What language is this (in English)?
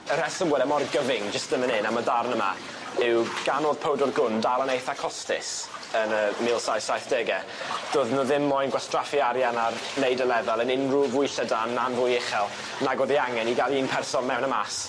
Welsh